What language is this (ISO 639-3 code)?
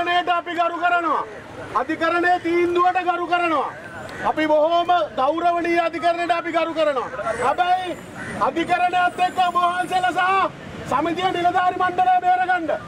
ind